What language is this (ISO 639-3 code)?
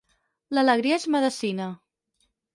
cat